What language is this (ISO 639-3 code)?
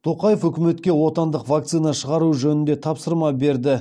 kaz